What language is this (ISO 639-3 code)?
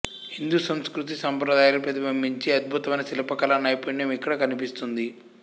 tel